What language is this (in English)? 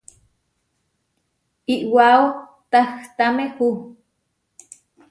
Huarijio